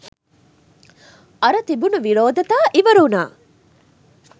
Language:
Sinhala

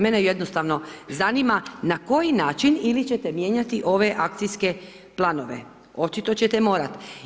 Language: Croatian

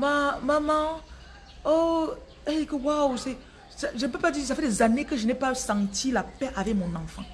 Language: French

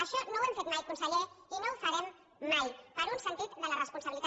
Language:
Catalan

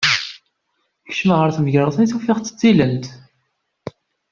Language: Kabyle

